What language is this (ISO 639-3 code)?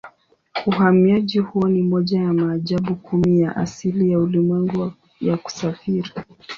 swa